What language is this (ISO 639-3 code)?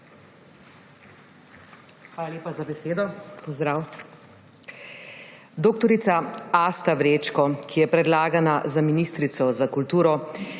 slv